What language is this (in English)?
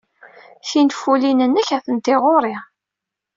Kabyle